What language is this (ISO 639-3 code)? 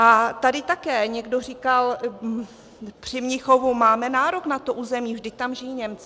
ces